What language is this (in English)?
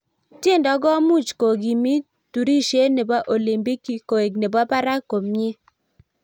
Kalenjin